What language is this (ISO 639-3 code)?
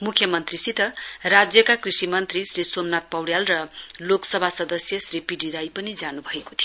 nep